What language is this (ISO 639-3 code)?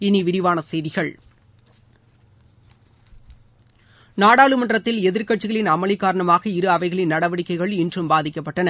tam